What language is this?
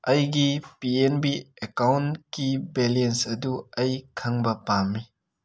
Manipuri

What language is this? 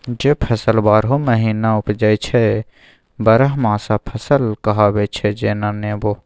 Maithili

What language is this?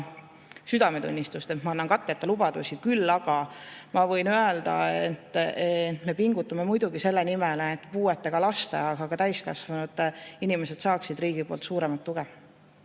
Estonian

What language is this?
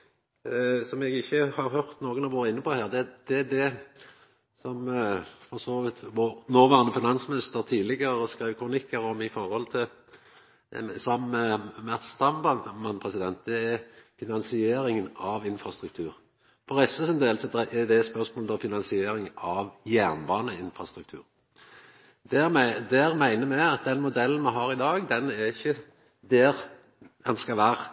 Norwegian Nynorsk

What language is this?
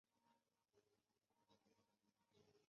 Chinese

